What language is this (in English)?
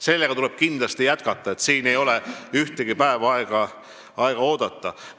Estonian